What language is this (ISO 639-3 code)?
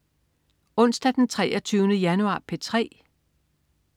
dan